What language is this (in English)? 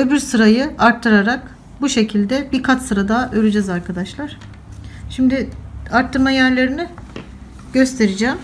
Turkish